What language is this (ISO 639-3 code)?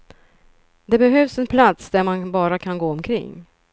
swe